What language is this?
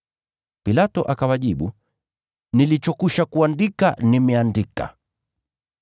Swahili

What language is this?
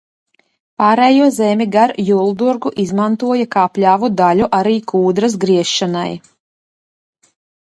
Latvian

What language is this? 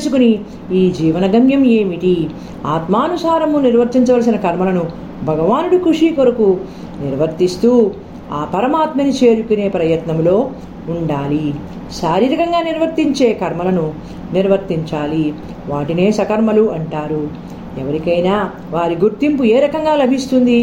Telugu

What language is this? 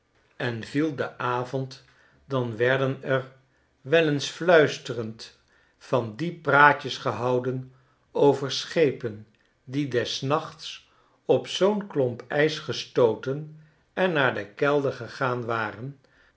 Dutch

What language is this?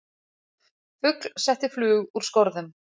Icelandic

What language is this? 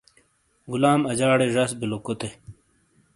Shina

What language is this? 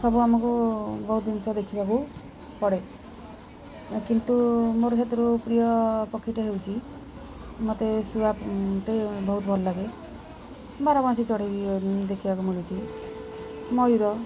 Odia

